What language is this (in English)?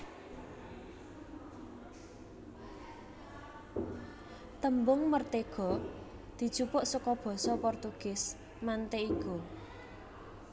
Javanese